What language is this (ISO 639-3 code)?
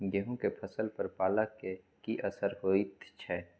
mai